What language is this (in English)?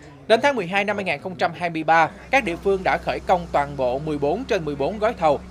Vietnamese